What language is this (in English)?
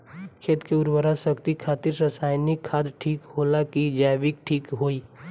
Bhojpuri